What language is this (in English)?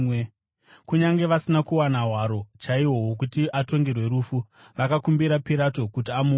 Shona